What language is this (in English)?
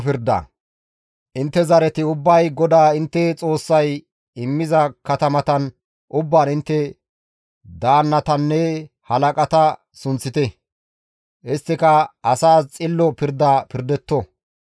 Gamo